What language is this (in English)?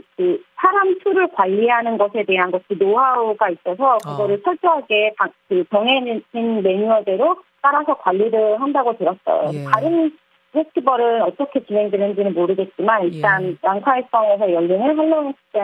Korean